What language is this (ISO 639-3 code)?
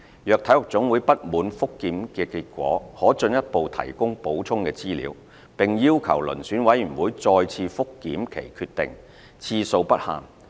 yue